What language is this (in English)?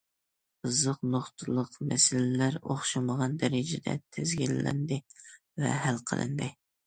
Uyghur